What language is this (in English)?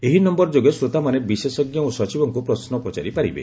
Odia